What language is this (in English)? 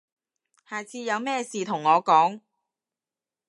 Cantonese